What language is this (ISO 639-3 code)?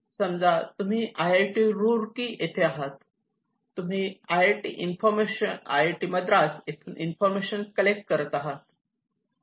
mar